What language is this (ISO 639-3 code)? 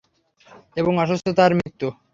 ben